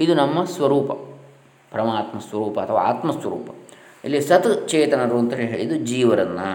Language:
Kannada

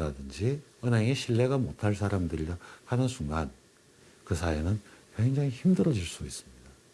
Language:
Korean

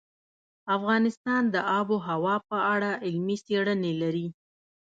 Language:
Pashto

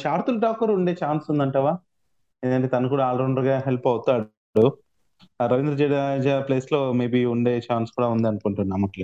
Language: Telugu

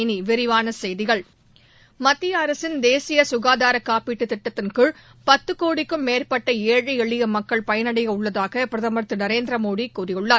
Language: Tamil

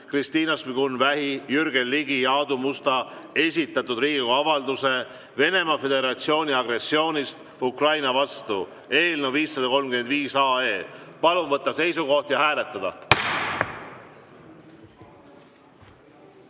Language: Estonian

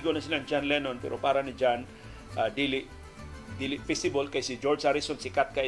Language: Filipino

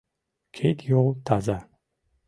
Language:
Mari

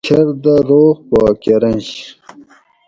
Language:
Gawri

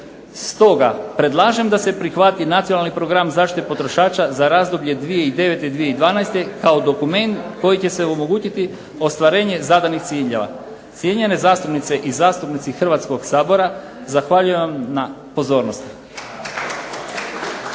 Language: Croatian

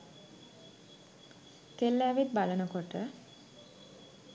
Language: Sinhala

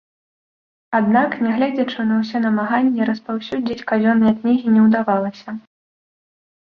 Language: Belarusian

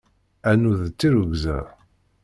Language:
Kabyle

